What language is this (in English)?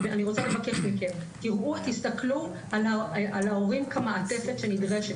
Hebrew